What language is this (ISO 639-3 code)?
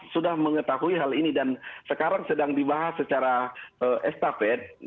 ind